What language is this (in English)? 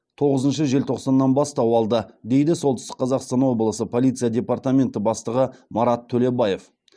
Kazakh